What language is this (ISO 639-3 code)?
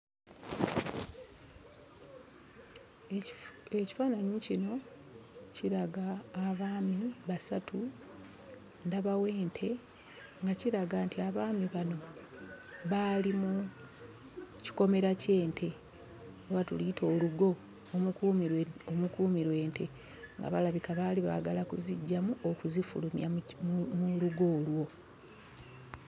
lug